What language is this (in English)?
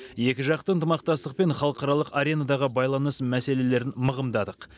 Kazakh